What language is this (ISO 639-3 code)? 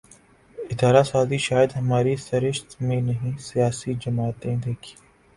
urd